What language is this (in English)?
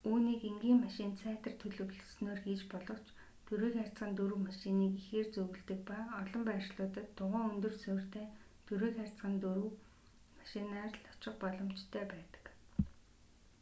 Mongolian